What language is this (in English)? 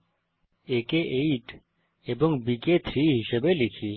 Bangla